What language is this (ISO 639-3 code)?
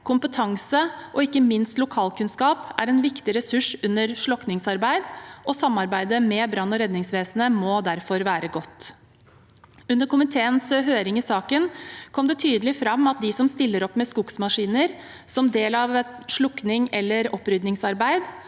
nor